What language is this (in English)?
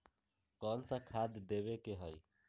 Magahi